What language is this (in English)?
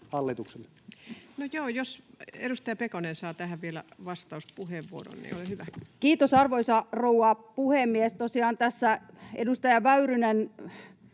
Finnish